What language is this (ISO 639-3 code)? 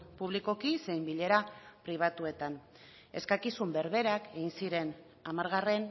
eus